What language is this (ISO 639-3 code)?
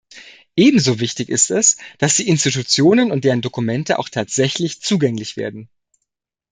deu